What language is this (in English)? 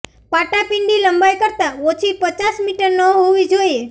Gujarati